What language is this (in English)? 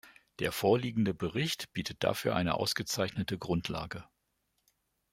German